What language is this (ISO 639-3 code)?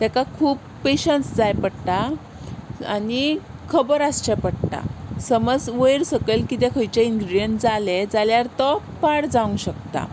kok